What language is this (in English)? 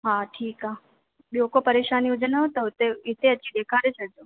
Sindhi